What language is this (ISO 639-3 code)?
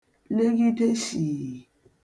ibo